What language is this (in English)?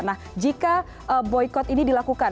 Indonesian